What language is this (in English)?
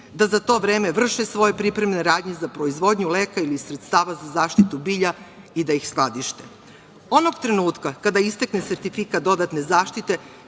Serbian